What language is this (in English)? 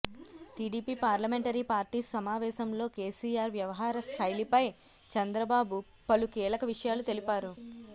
Telugu